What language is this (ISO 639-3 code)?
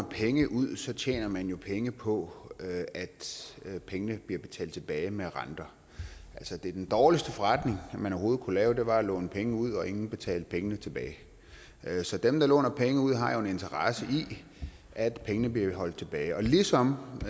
dan